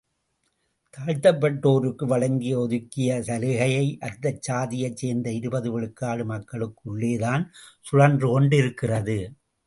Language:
Tamil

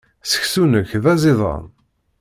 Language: Kabyle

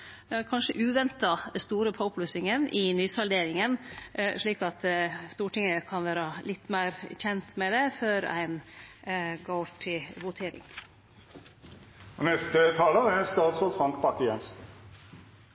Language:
Norwegian Nynorsk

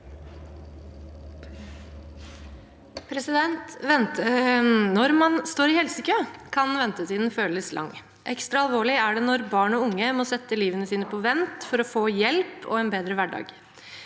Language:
Norwegian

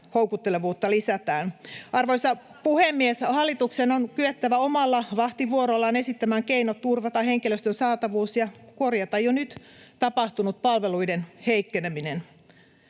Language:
Finnish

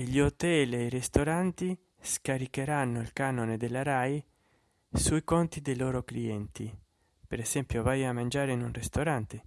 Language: Italian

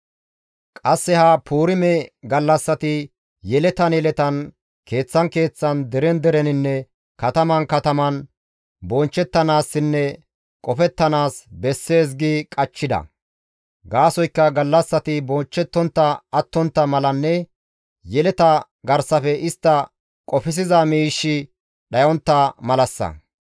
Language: Gamo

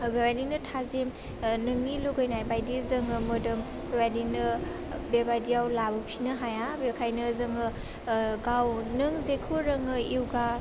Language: Bodo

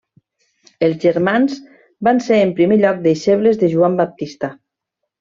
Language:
Catalan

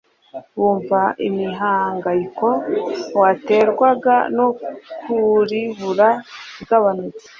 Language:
Kinyarwanda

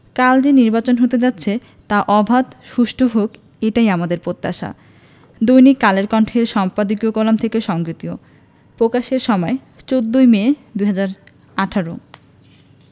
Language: Bangla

